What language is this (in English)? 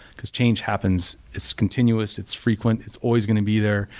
English